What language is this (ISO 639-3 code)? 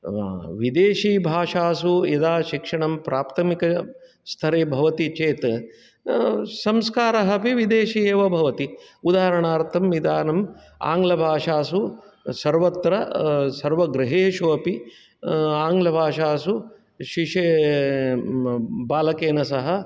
san